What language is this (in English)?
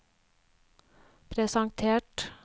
Norwegian